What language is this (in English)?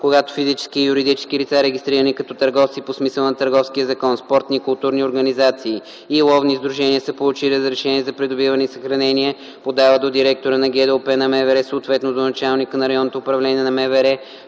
Bulgarian